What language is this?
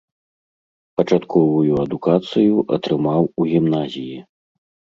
Belarusian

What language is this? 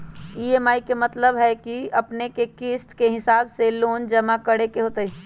Magahi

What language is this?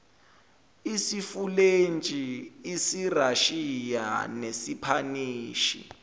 Zulu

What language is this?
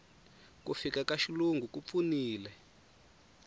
Tsonga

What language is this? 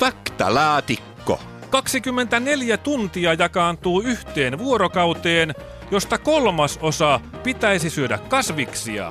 Finnish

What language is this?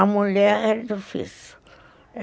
Portuguese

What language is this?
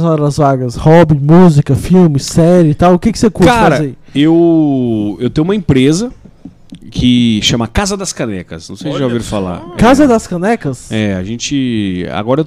Portuguese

